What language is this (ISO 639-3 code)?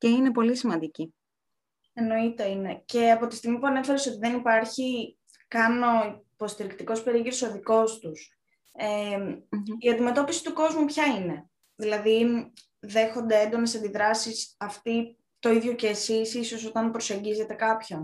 ell